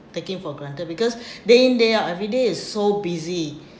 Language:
English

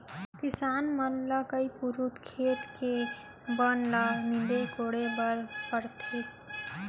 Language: Chhattisgarhi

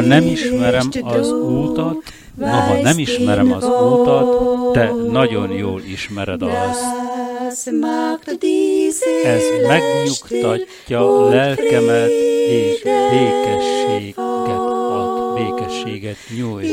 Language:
Hungarian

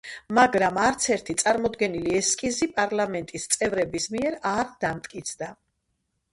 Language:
Georgian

